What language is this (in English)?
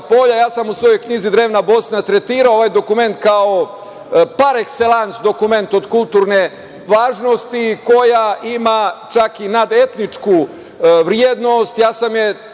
Serbian